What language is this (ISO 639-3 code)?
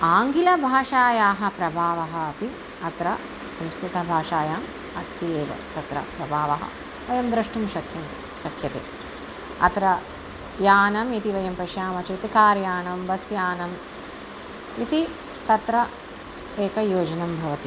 san